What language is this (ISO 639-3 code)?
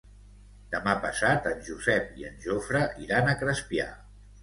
cat